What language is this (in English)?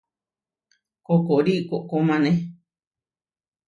Huarijio